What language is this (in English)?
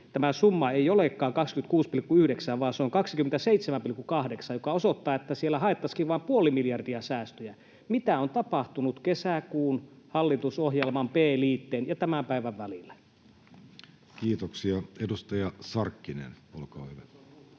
Finnish